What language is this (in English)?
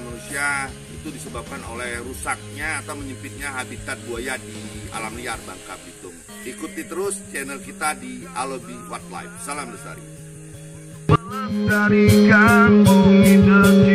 Indonesian